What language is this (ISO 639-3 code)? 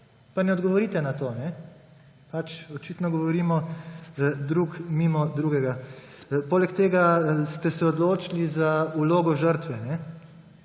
slv